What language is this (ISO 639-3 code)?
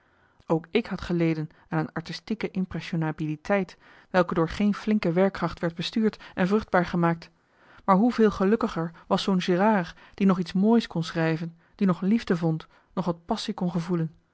nld